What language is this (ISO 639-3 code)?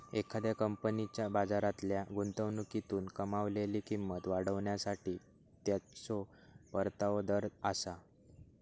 mar